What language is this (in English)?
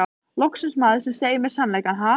Icelandic